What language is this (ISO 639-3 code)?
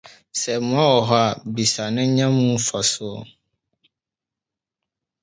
aka